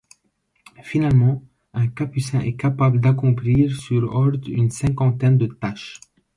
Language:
French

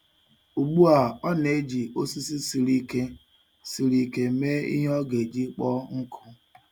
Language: Igbo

